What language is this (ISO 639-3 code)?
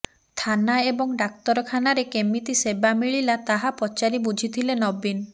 ori